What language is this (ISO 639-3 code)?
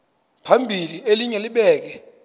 xho